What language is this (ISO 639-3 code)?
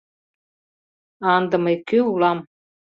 chm